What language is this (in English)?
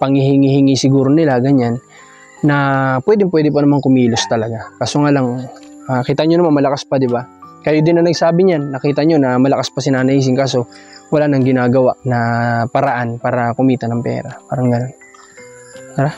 Filipino